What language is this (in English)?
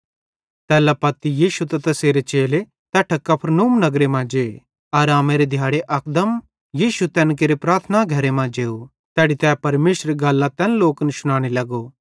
Bhadrawahi